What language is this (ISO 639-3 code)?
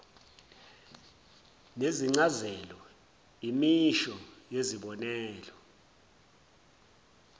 zul